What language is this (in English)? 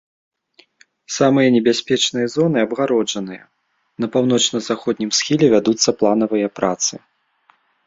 Belarusian